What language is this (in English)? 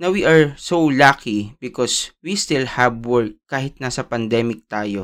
Filipino